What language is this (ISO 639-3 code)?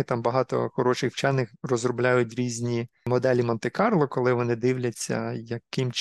ukr